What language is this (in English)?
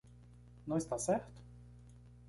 Portuguese